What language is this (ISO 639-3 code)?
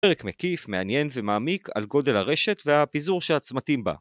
heb